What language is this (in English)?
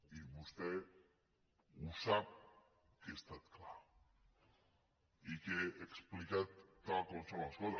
Catalan